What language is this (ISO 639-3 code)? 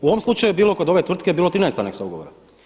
hrv